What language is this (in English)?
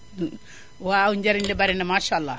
Wolof